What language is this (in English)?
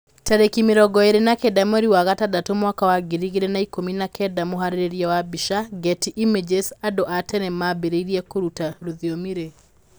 Kikuyu